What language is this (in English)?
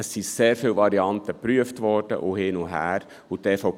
Swiss German